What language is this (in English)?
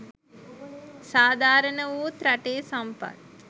Sinhala